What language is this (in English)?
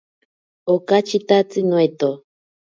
Ashéninka Perené